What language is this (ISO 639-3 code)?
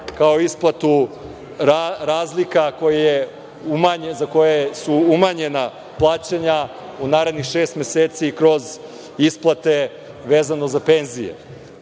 srp